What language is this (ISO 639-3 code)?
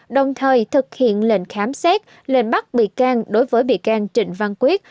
vie